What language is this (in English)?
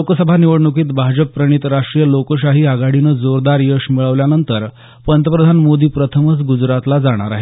Marathi